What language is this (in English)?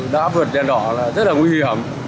Vietnamese